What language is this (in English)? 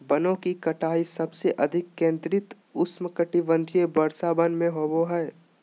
Magahi